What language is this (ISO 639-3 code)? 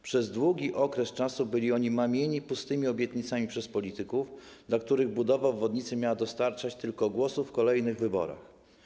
pol